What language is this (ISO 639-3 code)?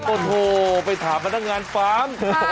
tha